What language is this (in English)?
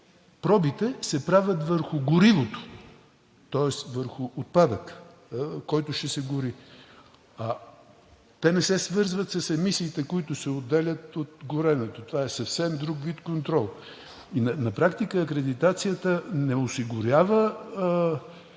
Bulgarian